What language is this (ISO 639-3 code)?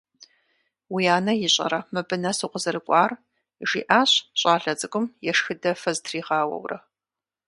kbd